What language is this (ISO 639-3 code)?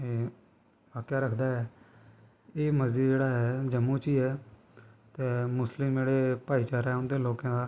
doi